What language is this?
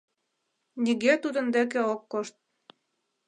Mari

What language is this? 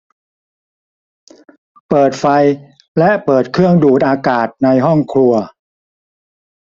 Thai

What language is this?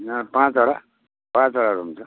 Nepali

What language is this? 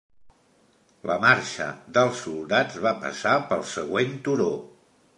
Catalan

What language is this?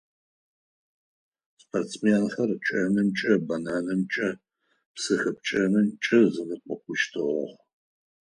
Adyghe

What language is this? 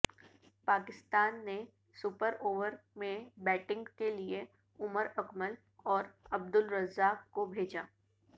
Urdu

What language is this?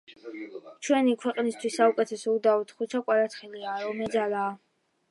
Georgian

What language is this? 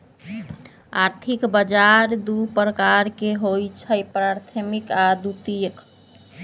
Magahi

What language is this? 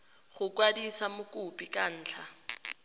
Tswana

